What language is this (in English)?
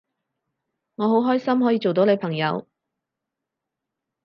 Cantonese